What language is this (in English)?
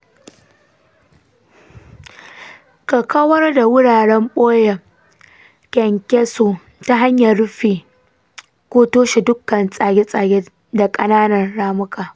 Hausa